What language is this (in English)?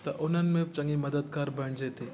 Sindhi